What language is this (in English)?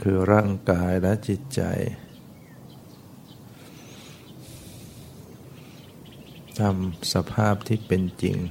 Thai